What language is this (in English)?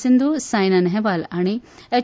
Konkani